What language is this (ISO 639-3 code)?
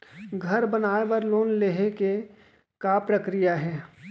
hne